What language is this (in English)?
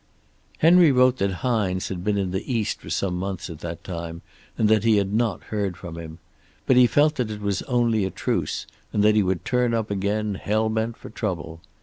English